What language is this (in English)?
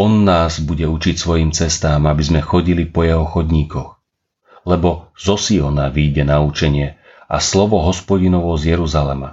Slovak